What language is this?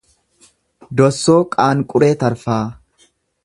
Oromo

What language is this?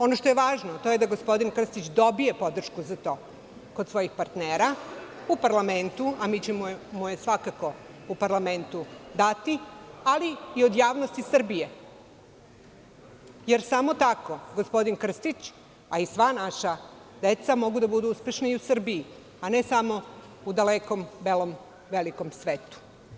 Serbian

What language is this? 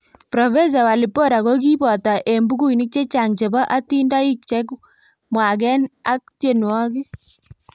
Kalenjin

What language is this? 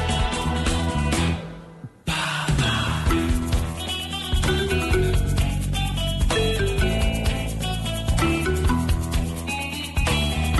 Hungarian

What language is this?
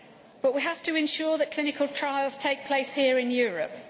English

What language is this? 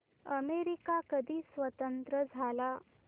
Marathi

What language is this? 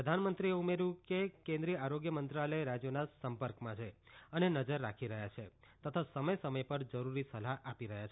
Gujarati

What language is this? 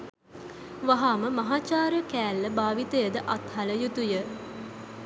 Sinhala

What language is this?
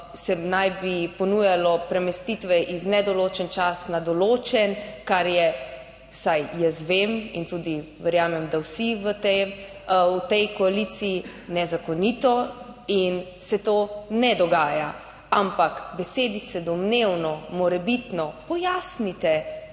Slovenian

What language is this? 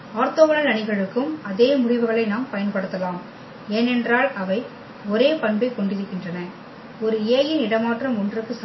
Tamil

